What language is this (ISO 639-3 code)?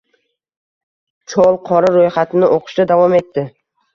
uzb